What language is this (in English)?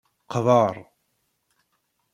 Kabyle